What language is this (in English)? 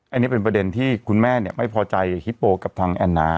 Thai